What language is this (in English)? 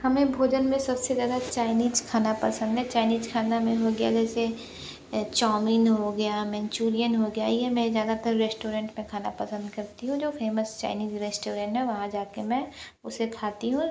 Hindi